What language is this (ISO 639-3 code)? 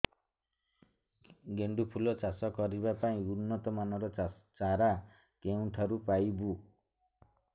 ori